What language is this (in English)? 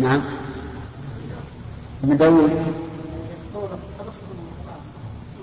Arabic